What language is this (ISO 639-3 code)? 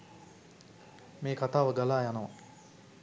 sin